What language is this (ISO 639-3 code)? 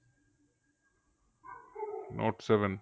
ben